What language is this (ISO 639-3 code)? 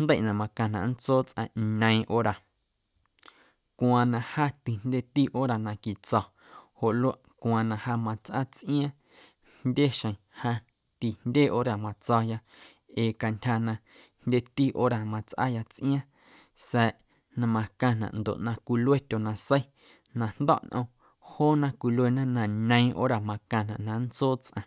amu